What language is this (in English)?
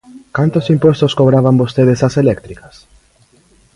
Galician